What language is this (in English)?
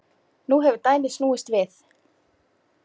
Icelandic